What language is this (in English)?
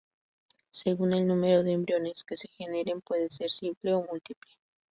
Spanish